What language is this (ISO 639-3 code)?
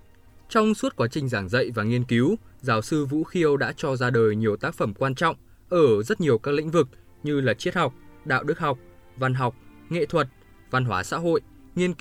vie